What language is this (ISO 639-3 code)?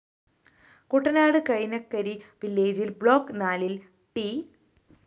mal